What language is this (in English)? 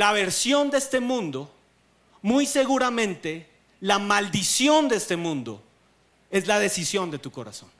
Spanish